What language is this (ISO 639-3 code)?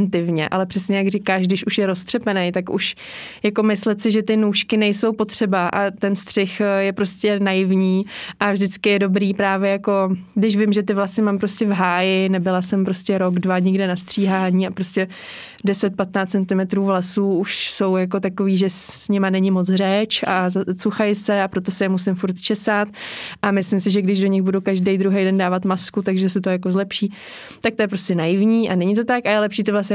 ces